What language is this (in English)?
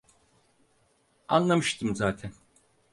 Turkish